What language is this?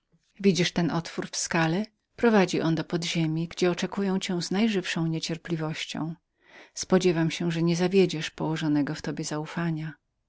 Polish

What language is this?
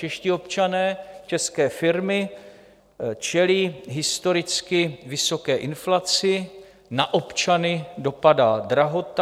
Czech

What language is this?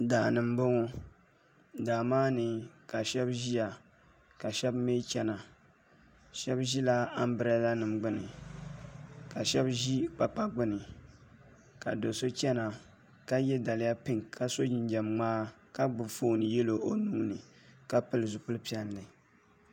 Dagbani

